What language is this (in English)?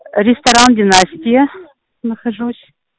Russian